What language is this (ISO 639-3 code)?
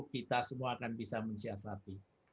ind